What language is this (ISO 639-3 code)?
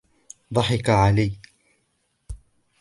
ara